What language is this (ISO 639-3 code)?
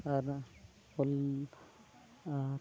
sat